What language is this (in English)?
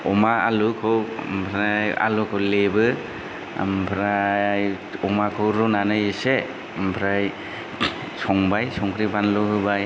Bodo